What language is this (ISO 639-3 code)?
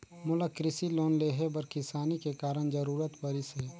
hne